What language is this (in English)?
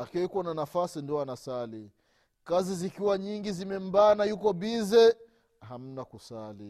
Swahili